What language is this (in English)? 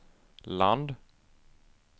Swedish